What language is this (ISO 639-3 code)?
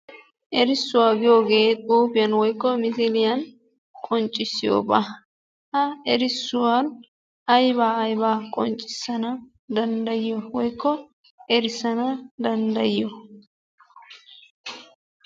wal